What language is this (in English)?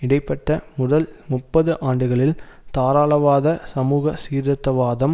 Tamil